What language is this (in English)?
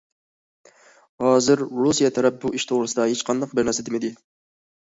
Uyghur